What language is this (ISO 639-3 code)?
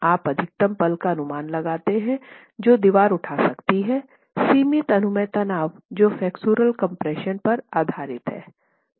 hin